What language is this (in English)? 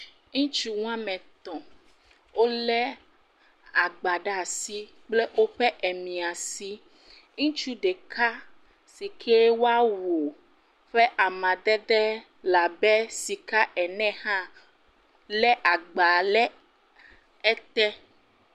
Ewe